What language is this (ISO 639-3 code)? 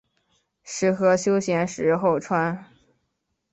zho